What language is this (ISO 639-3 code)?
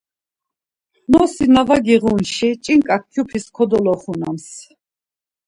lzz